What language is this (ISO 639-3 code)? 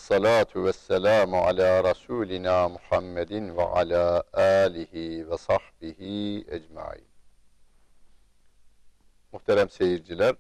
tur